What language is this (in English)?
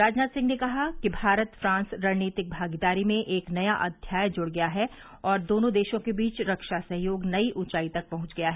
Hindi